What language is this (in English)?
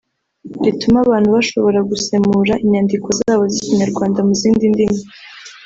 Kinyarwanda